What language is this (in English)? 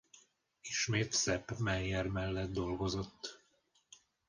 Hungarian